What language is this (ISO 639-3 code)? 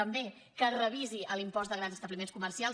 cat